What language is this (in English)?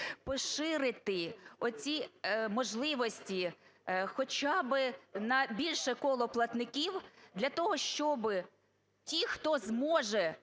Ukrainian